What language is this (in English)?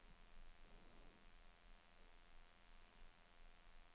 Norwegian